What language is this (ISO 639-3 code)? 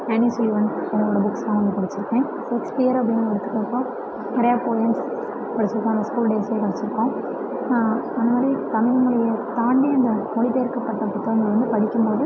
tam